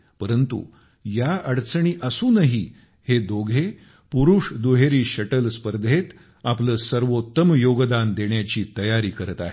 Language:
Marathi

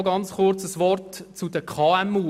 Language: Swiss German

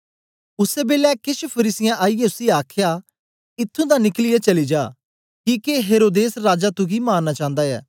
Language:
Dogri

